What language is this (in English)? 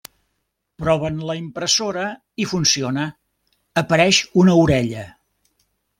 Catalan